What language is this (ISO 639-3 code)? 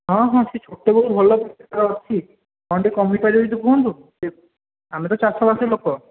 ori